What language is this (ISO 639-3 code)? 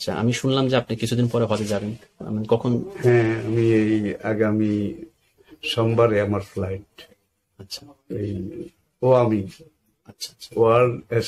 ara